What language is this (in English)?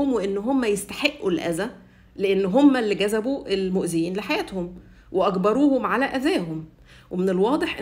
Arabic